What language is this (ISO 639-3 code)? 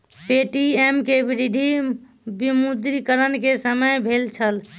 mai